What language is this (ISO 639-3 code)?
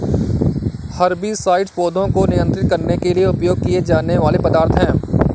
hin